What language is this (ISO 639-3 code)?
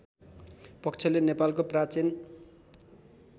nep